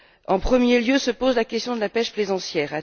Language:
French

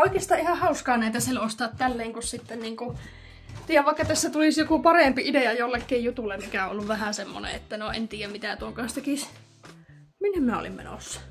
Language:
Finnish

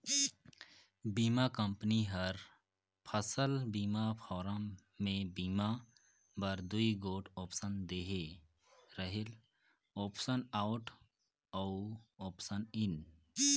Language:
Chhattisgarhi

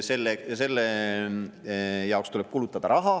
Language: Estonian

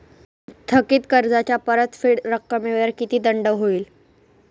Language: Marathi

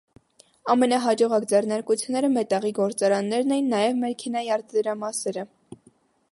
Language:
Armenian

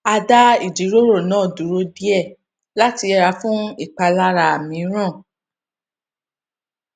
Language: Yoruba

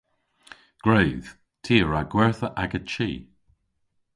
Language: Cornish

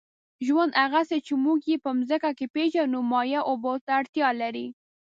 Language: Pashto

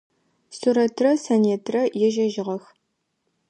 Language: Adyghe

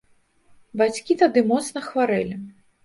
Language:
Belarusian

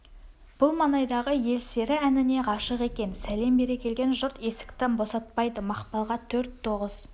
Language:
Kazakh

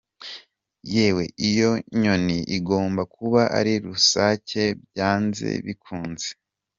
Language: Kinyarwanda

